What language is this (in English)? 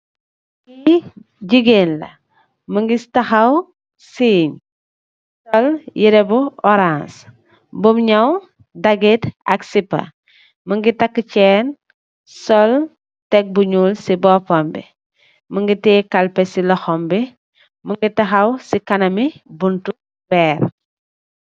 Wolof